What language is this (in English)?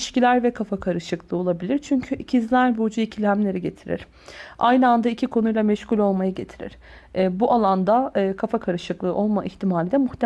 Turkish